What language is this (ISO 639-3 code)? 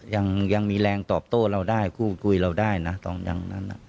tha